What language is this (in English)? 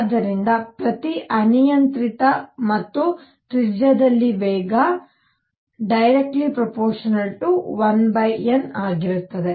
Kannada